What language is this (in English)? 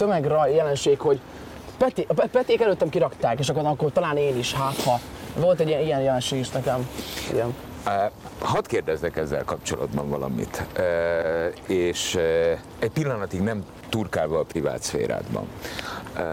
Hungarian